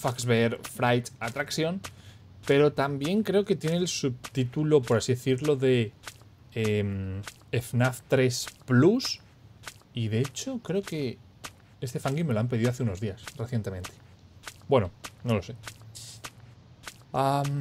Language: Spanish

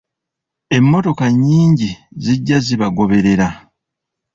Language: Ganda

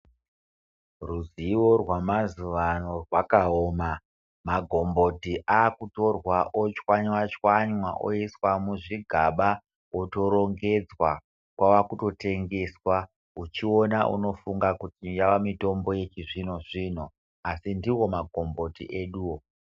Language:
Ndau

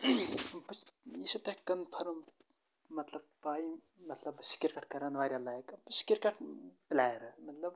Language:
Kashmiri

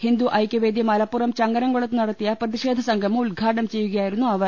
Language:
Malayalam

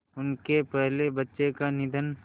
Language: Hindi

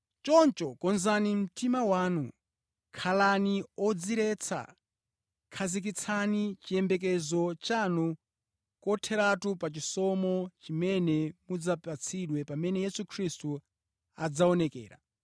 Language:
Nyanja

